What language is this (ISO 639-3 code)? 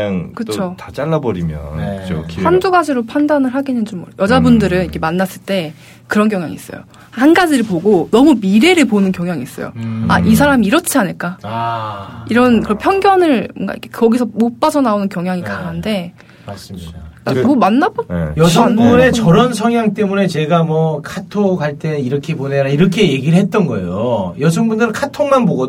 kor